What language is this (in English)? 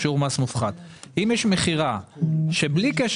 Hebrew